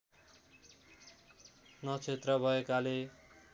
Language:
Nepali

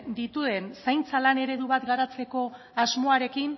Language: Basque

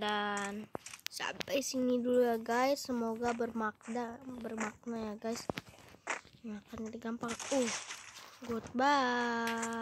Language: Indonesian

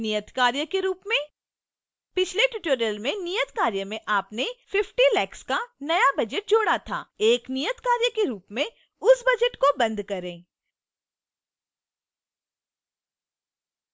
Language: Hindi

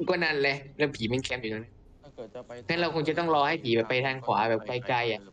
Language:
Thai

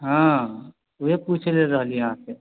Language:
Maithili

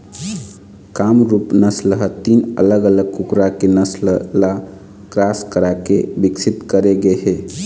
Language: Chhattisgarhi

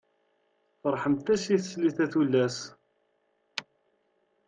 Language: Kabyle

